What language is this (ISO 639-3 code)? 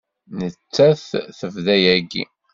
kab